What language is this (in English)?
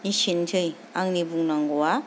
Bodo